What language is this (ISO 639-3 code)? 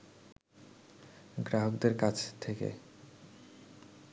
ben